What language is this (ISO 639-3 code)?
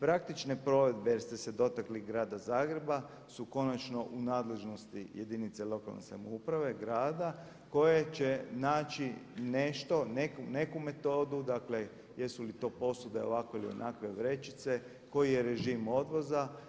hrv